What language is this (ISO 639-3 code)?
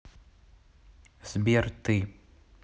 rus